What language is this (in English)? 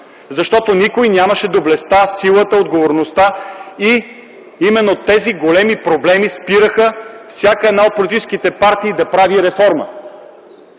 Bulgarian